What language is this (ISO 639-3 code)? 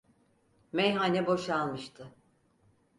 tur